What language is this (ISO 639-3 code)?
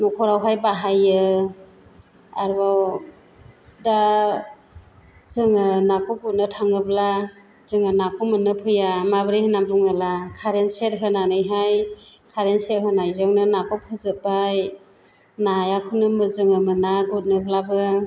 brx